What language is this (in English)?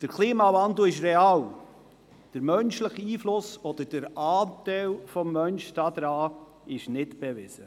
Swiss German